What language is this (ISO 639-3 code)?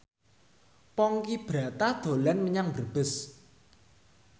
jav